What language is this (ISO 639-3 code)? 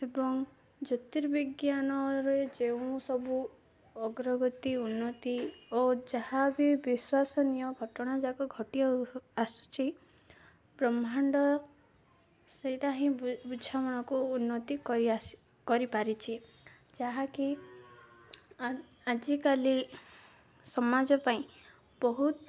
ori